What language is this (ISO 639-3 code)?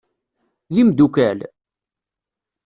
kab